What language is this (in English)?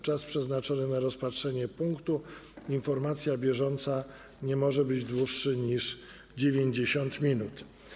Polish